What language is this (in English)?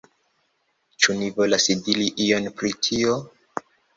Esperanto